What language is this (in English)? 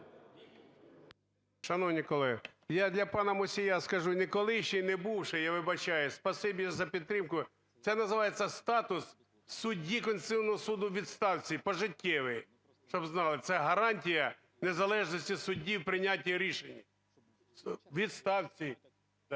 Ukrainian